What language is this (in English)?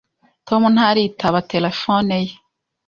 Kinyarwanda